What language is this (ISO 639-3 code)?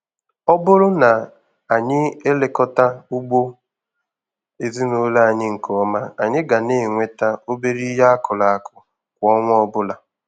ibo